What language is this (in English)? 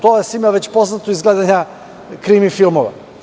Serbian